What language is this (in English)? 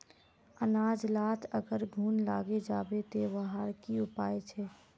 Magahi